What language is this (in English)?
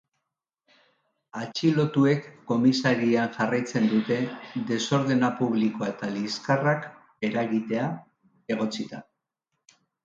Basque